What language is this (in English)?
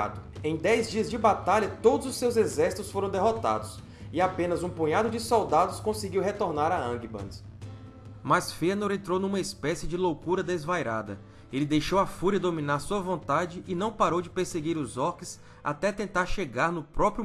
Portuguese